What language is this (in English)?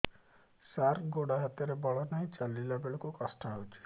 Odia